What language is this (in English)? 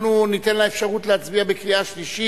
Hebrew